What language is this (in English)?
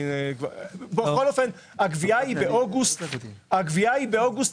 Hebrew